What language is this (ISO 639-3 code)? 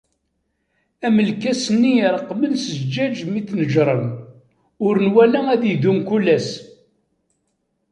kab